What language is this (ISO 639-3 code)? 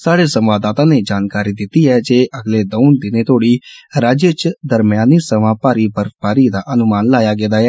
doi